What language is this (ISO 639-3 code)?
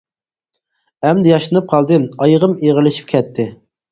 uig